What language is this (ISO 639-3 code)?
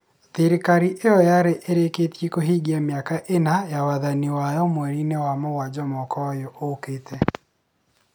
kik